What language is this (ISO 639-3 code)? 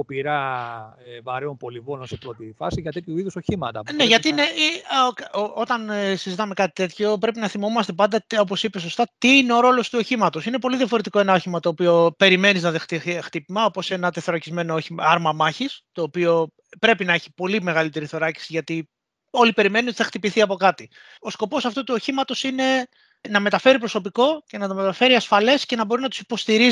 ell